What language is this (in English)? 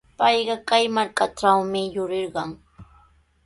Sihuas Ancash Quechua